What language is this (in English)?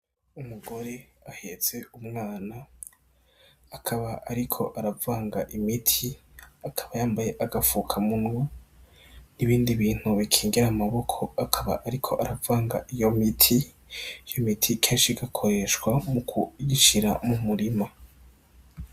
Rundi